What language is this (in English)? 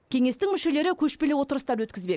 Kazakh